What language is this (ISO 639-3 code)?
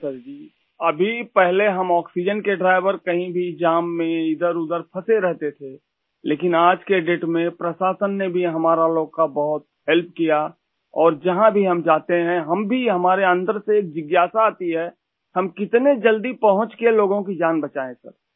urd